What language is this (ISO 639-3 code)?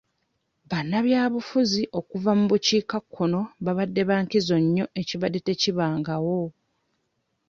lug